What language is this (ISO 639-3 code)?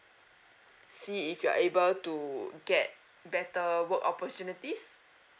eng